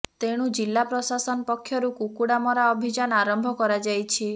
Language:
Odia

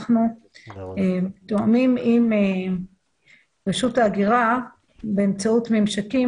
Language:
Hebrew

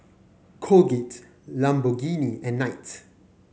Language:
English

